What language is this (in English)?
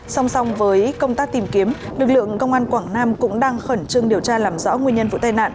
Vietnamese